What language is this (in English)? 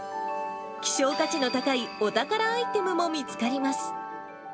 Japanese